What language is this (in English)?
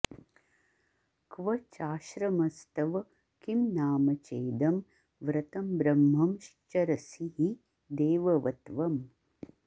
Sanskrit